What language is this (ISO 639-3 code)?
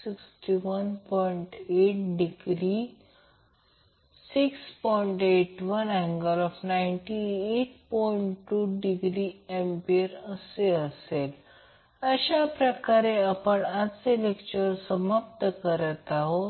mar